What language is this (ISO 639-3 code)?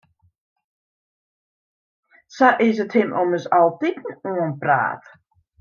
fry